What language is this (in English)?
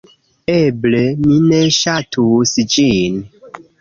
Esperanto